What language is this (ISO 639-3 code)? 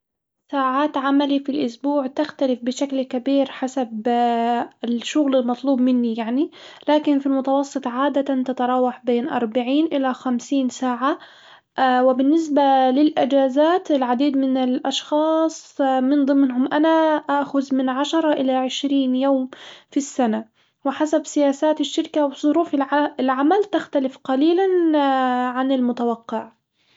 acw